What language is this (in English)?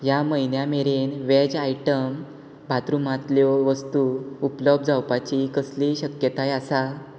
Konkani